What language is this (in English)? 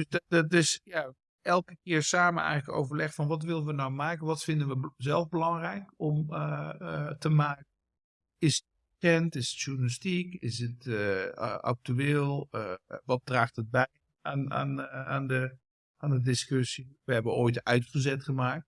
Dutch